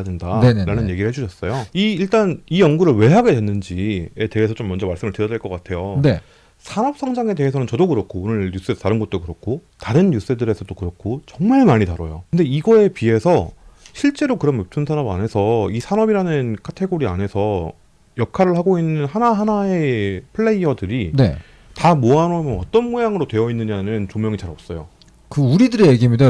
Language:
Korean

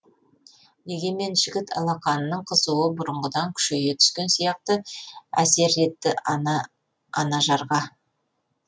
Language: Kazakh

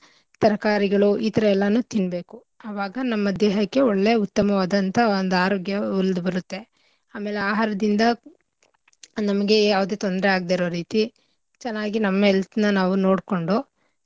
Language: Kannada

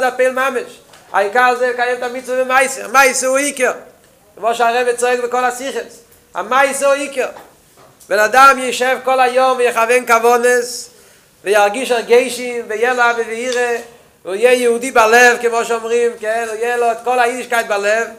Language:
Hebrew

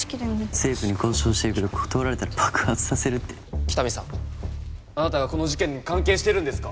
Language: Japanese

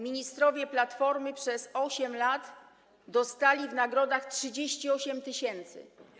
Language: Polish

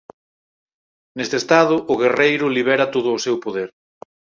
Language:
Galician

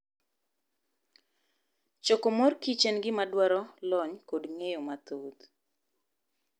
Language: Luo (Kenya and Tanzania)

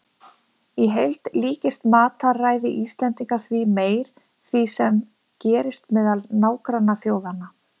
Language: Icelandic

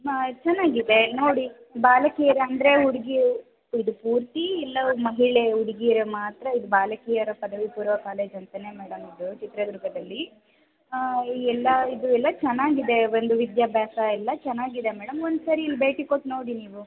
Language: Kannada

